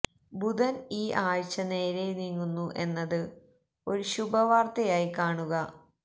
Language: Malayalam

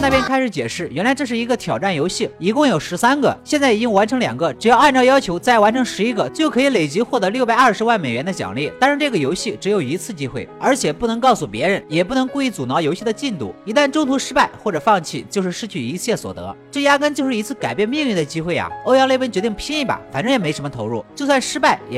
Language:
Chinese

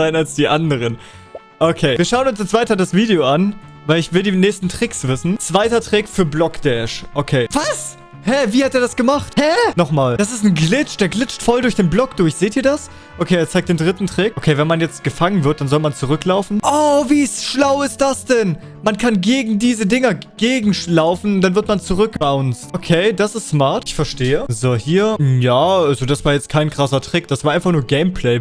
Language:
German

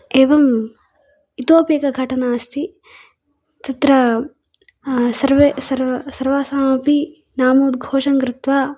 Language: Sanskrit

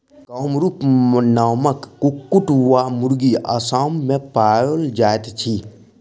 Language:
Maithili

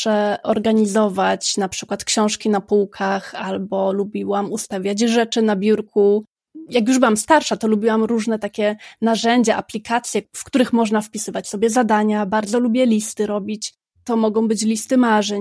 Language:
Polish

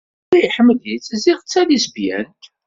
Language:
Kabyle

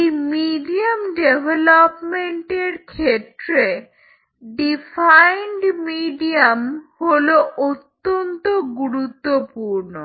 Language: Bangla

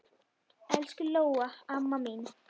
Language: Icelandic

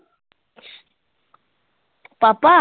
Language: Punjabi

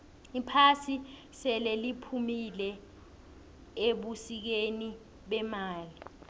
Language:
South Ndebele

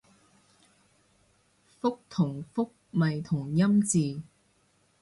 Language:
Cantonese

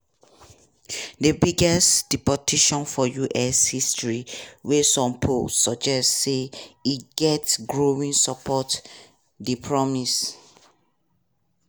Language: Nigerian Pidgin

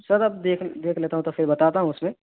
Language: Urdu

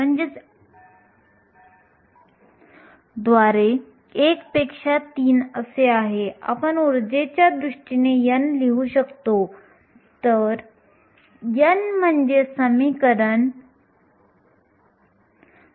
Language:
Marathi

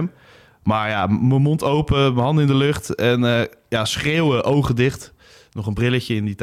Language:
Dutch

